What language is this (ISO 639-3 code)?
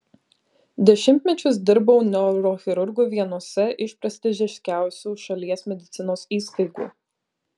lit